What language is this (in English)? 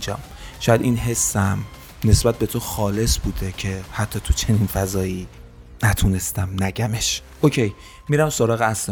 Persian